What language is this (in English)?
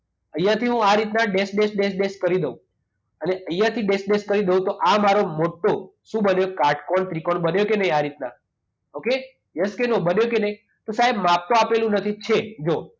Gujarati